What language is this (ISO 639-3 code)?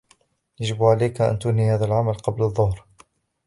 ara